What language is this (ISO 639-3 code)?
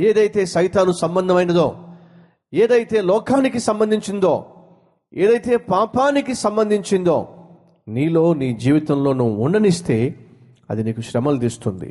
tel